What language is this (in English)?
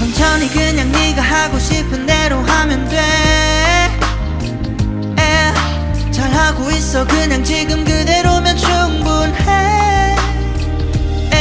Vietnamese